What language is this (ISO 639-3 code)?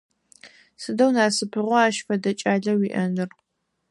ady